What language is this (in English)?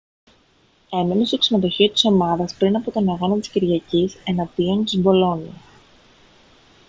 Greek